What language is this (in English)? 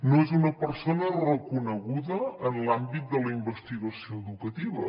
Catalan